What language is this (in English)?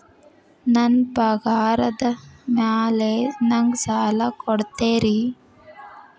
Kannada